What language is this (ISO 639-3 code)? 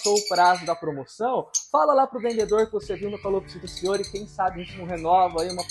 por